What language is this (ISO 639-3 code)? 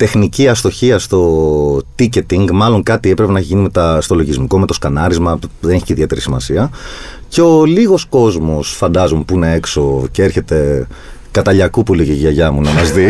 ell